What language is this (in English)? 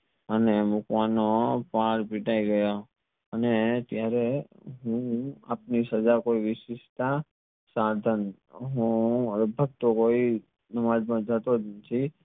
Gujarati